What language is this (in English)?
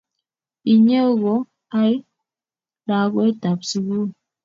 Kalenjin